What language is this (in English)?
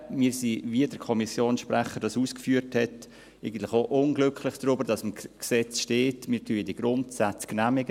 Swiss German